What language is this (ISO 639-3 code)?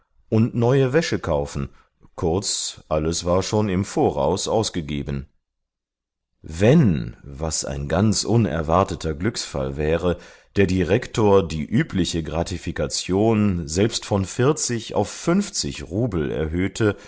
deu